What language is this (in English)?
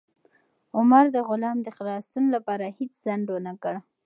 Pashto